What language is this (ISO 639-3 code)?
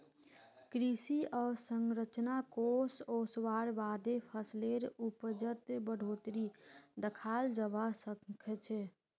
mag